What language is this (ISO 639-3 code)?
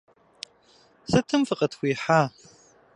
kbd